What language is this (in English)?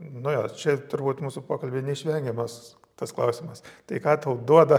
Lithuanian